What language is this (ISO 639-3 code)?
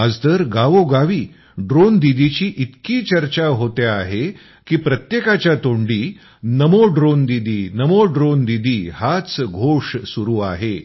mar